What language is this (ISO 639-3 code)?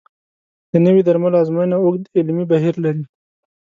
pus